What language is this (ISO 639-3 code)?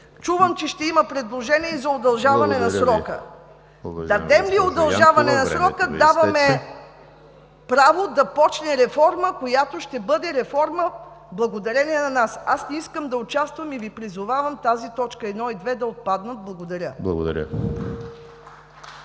bul